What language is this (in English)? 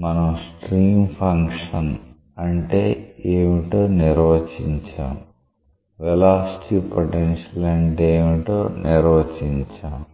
Telugu